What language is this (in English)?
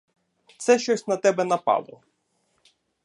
Ukrainian